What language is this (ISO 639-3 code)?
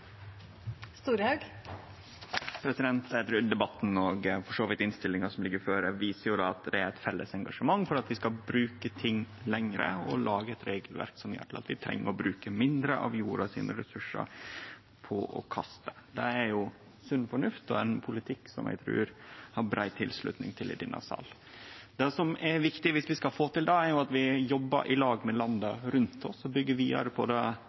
nor